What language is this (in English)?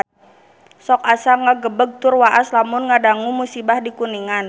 Sundanese